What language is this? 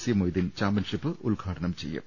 Malayalam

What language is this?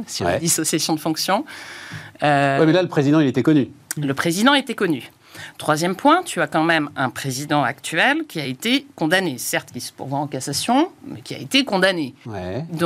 French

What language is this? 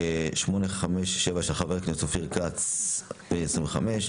Hebrew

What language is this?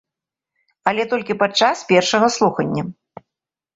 Belarusian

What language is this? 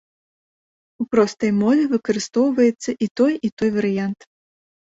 Belarusian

